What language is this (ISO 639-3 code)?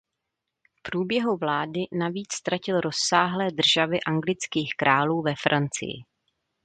ces